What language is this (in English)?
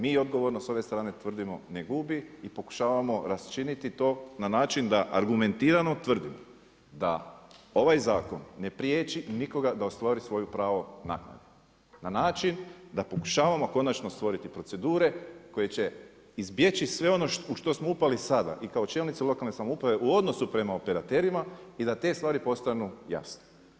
Croatian